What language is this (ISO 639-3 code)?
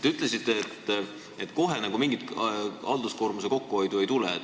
est